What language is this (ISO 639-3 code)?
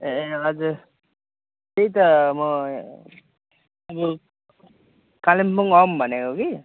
nep